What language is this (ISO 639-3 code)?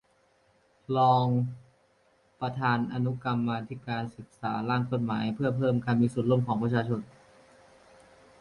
tha